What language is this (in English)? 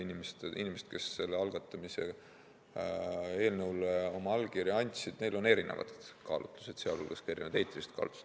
Estonian